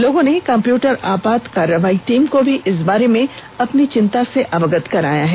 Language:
Hindi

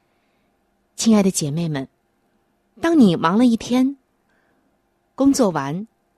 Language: Chinese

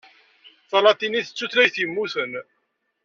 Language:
Kabyle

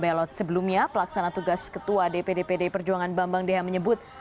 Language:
Indonesian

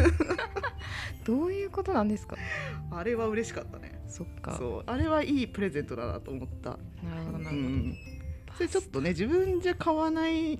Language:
Japanese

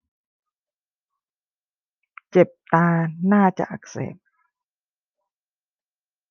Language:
Thai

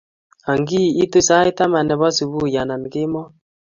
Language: Kalenjin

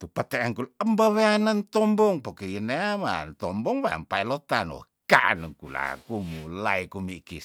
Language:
Tondano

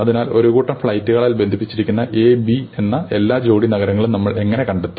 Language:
Malayalam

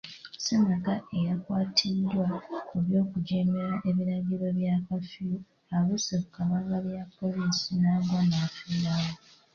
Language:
Ganda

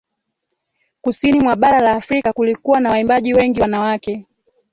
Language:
Swahili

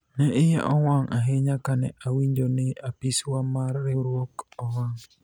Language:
Luo (Kenya and Tanzania)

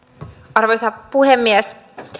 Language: Finnish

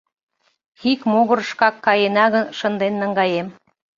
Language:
Mari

